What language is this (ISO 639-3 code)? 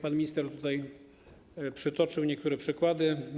pol